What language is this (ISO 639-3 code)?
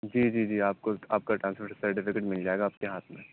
urd